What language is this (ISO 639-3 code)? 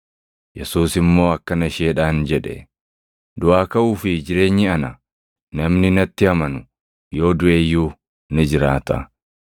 orm